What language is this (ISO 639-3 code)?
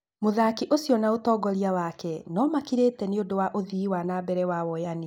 kik